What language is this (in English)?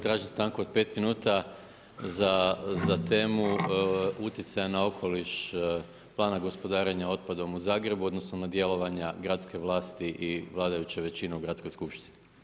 Croatian